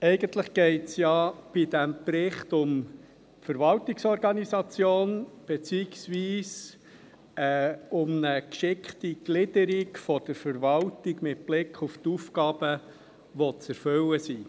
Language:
Swiss German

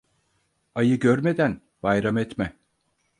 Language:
Turkish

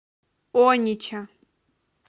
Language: Russian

